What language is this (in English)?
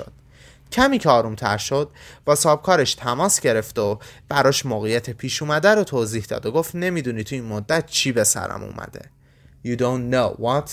Persian